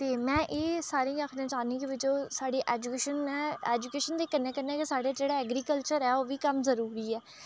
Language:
Dogri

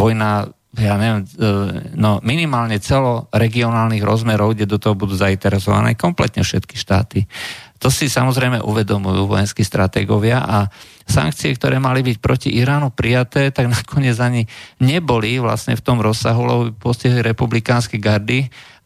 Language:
Slovak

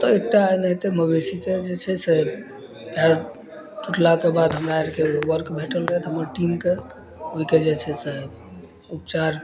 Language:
Maithili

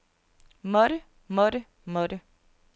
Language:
Danish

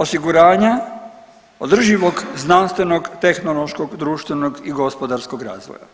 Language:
Croatian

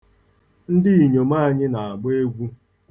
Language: Igbo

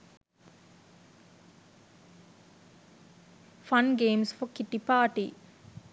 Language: Sinhala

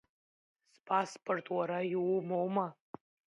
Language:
Abkhazian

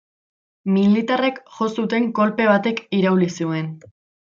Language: Basque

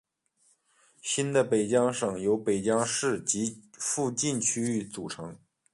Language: Chinese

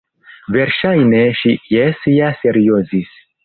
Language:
Esperanto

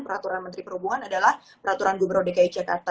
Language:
Indonesian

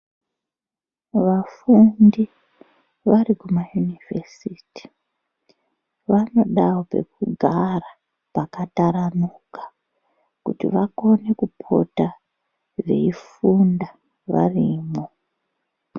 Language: Ndau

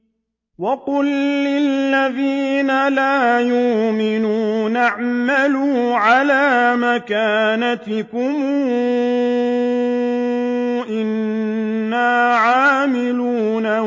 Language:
Arabic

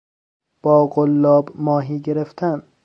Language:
Persian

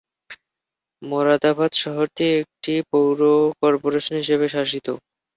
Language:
Bangla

